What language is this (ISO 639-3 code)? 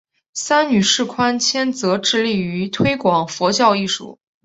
zho